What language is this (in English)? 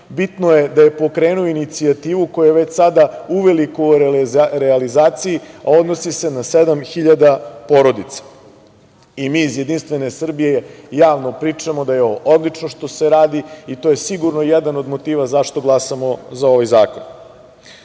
Serbian